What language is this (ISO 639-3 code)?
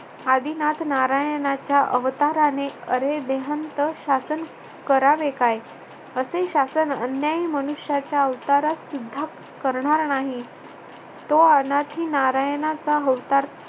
mar